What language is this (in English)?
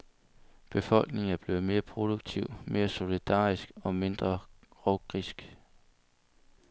Danish